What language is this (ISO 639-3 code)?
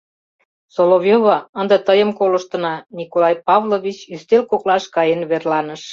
chm